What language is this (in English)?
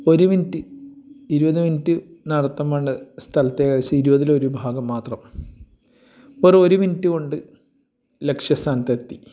Malayalam